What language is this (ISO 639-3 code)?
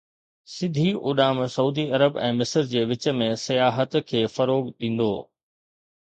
snd